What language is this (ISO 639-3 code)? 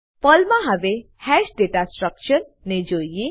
guj